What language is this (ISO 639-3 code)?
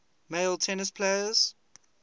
eng